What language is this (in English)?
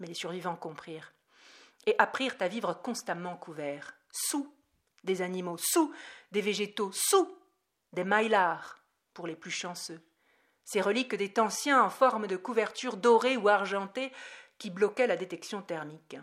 French